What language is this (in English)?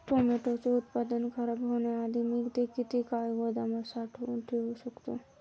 Marathi